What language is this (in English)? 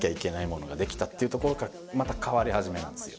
Japanese